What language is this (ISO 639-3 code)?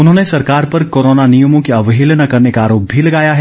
hin